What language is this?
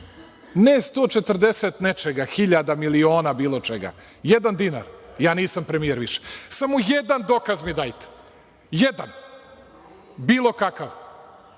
Serbian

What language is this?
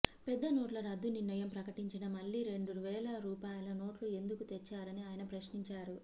Telugu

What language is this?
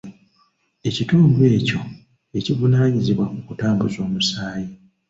Ganda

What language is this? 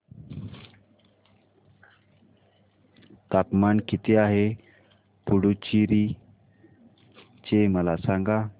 Marathi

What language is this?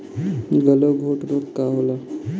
Bhojpuri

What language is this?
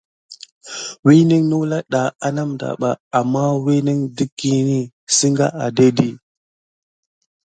Gidar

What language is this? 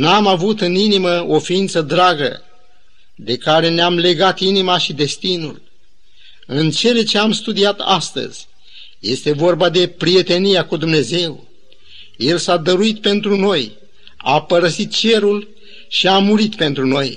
Romanian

